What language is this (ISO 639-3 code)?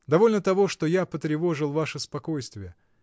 rus